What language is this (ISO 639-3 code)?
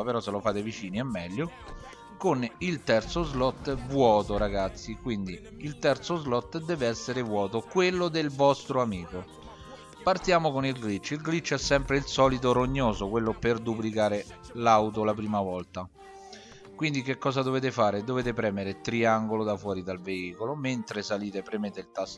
ita